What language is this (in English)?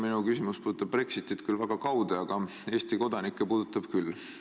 Estonian